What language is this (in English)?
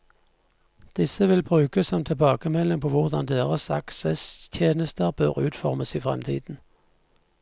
Norwegian